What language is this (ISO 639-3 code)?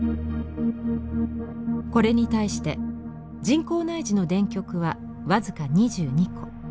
jpn